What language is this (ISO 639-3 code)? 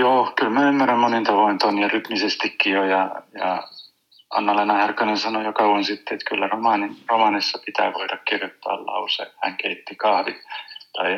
fin